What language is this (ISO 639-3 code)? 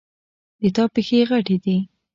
pus